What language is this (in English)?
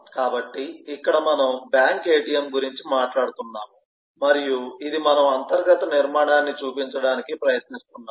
Telugu